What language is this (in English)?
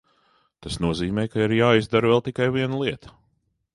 Latvian